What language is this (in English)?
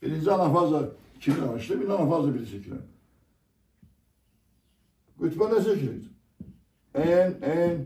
Turkish